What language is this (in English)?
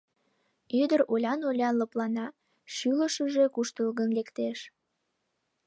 Mari